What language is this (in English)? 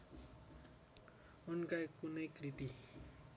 Nepali